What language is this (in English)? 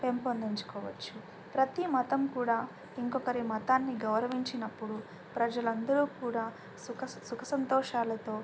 Telugu